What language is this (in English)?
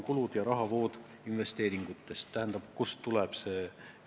Estonian